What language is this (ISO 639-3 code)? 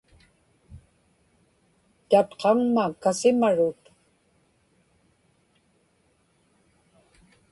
ipk